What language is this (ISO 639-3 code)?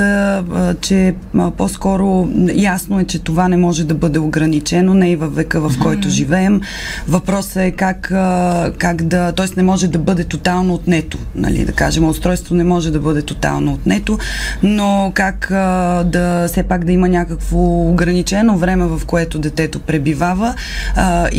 bul